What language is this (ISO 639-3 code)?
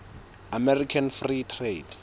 sot